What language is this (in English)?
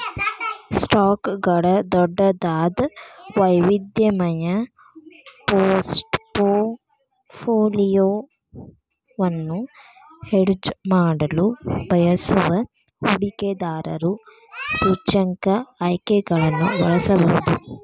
Kannada